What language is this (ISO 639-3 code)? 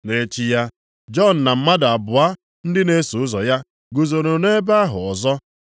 ibo